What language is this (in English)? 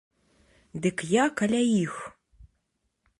Belarusian